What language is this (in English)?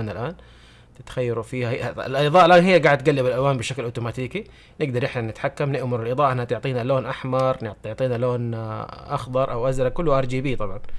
Arabic